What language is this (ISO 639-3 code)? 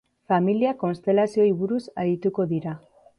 eus